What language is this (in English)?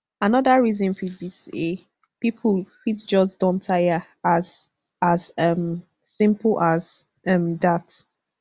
Nigerian Pidgin